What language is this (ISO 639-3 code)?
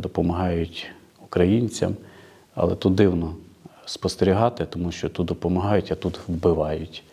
ukr